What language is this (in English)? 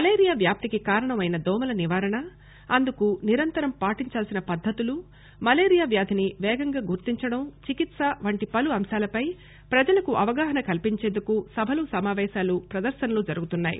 Telugu